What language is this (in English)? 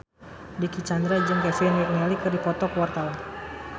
Sundanese